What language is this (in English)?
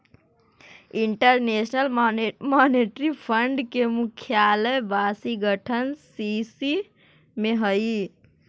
Magahi